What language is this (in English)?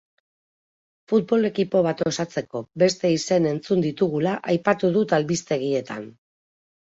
Basque